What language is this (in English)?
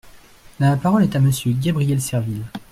French